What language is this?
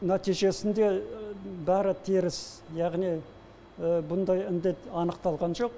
Kazakh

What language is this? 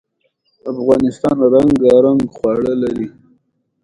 Pashto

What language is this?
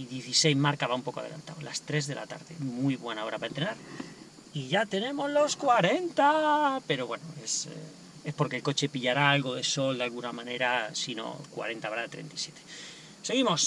Spanish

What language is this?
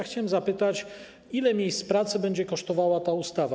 Polish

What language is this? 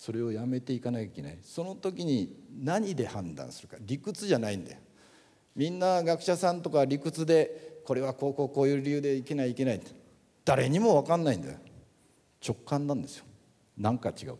Japanese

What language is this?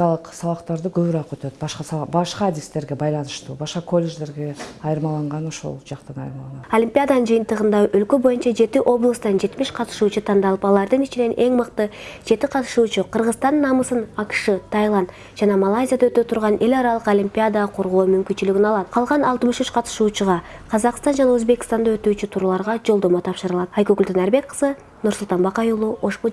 Turkish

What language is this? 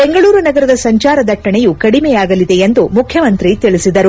Kannada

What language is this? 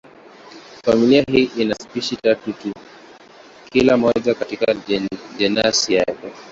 Swahili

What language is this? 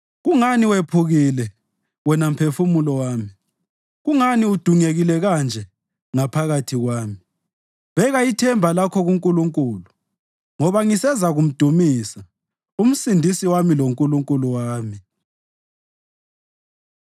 North Ndebele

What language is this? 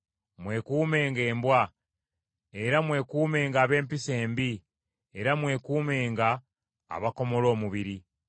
Ganda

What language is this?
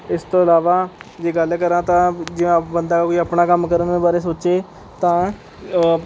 Punjabi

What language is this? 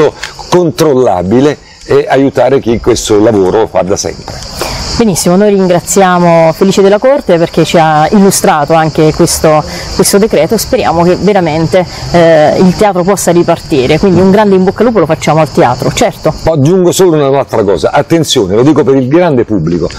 Italian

